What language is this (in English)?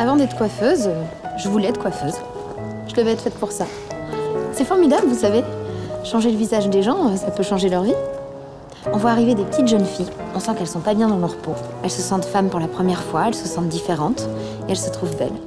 French